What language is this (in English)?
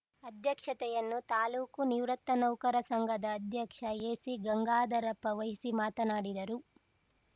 Kannada